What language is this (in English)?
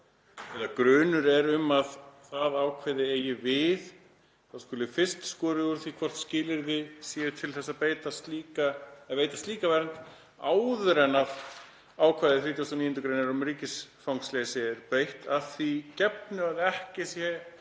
Icelandic